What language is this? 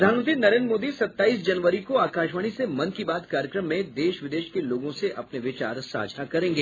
Hindi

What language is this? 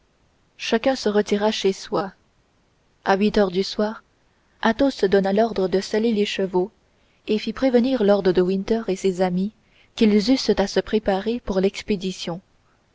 French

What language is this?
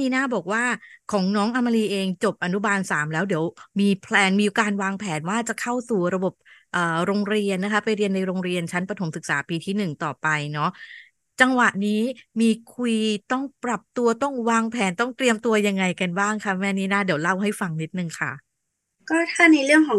Thai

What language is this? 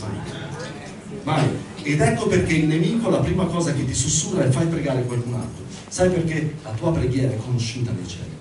Italian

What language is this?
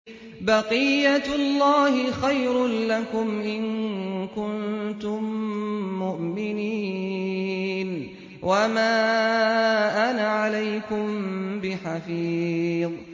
Arabic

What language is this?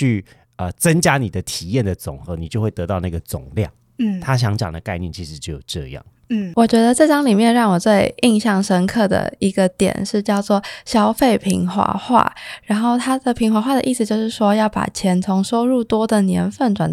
Chinese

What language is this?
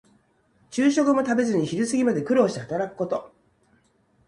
Japanese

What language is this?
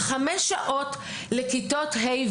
Hebrew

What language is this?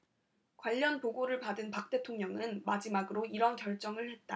Korean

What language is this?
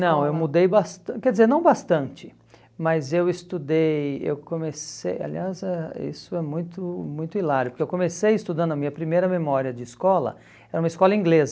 Portuguese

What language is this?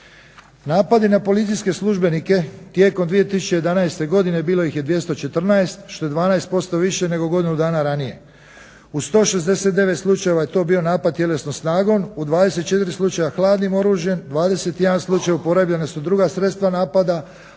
Croatian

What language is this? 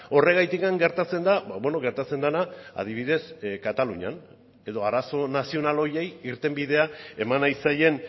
Basque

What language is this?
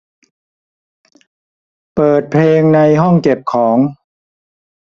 Thai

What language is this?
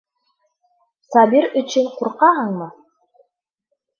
Bashkir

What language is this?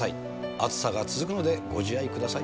Japanese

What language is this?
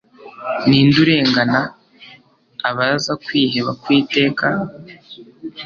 Kinyarwanda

